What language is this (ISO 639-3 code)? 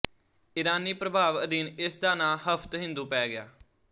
pan